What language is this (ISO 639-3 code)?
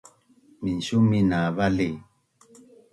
bnn